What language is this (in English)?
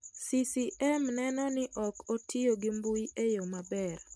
Luo (Kenya and Tanzania)